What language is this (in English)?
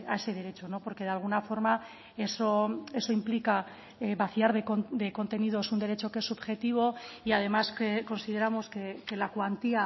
Spanish